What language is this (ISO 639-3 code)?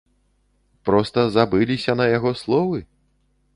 bel